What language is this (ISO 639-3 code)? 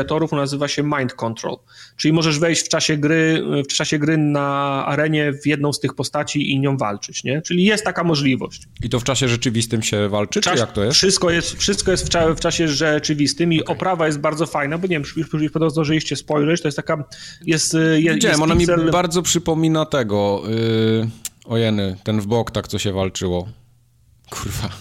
pol